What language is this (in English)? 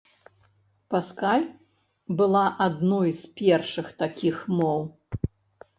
Belarusian